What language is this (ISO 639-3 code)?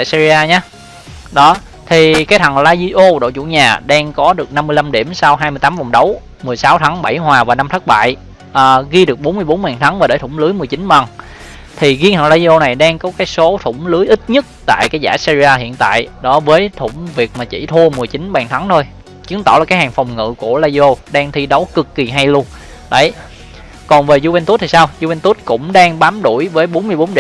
vie